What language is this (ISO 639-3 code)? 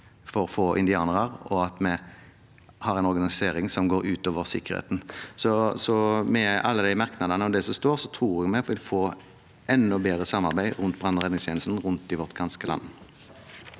nor